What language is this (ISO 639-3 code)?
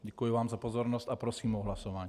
ces